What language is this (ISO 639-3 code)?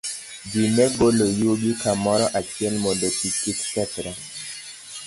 luo